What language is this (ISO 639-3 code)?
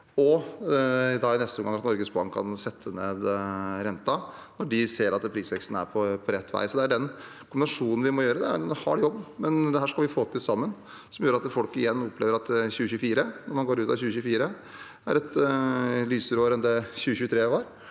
nor